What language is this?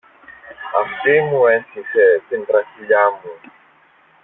Greek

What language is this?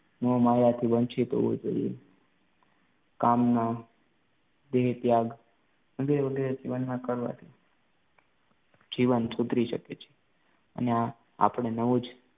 Gujarati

